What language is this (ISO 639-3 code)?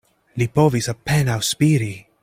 epo